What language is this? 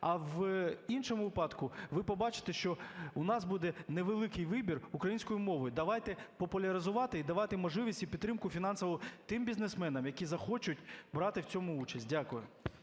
Ukrainian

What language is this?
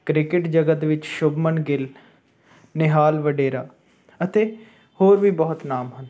Punjabi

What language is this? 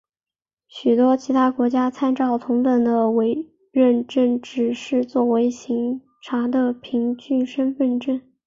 Chinese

